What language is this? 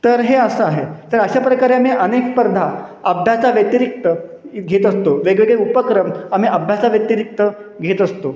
Marathi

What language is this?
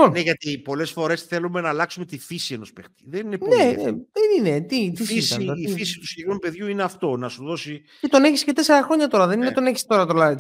Greek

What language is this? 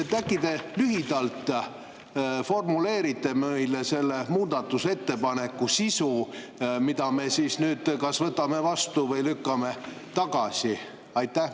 Estonian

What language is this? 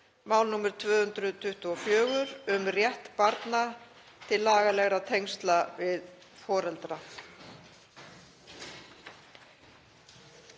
Icelandic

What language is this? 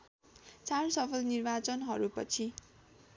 Nepali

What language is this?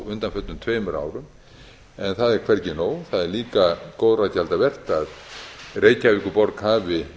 Icelandic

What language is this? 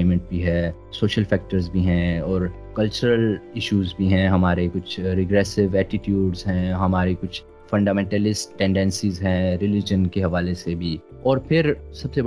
Urdu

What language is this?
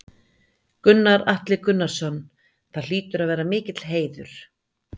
Icelandic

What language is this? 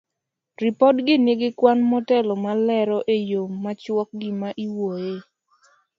Luo (Kenya and Tanzania)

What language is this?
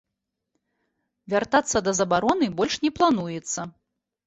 Belarusian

